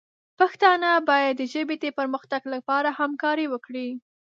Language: Pashto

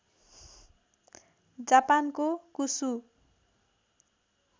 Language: Nepali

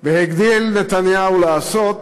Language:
Hebrew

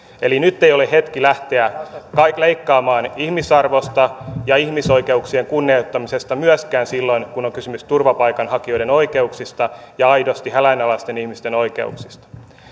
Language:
Finnish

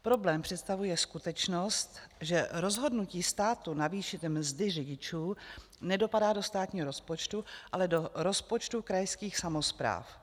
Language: Czech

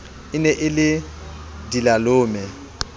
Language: Southern Sotho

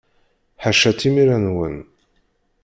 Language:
Kabyle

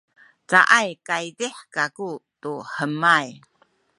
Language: Sakizaya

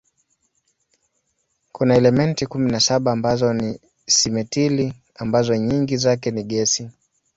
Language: Swahili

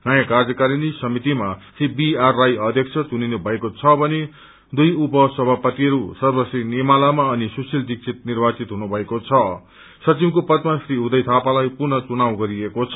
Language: Nepali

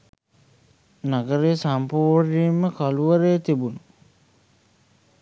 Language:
Sinhala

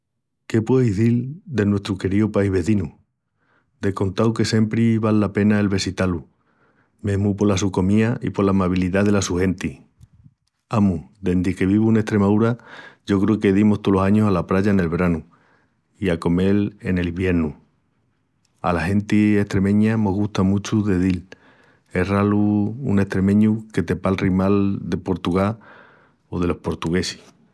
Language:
Extremaduran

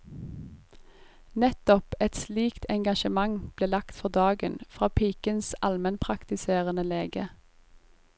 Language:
Norwegian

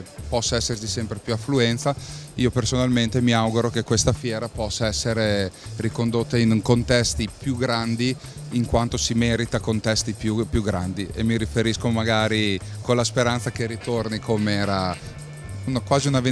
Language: Italian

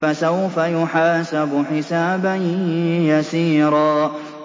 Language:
Arabic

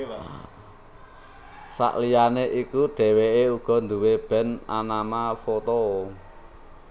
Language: Javanese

